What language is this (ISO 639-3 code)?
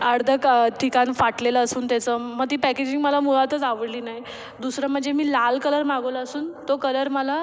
mar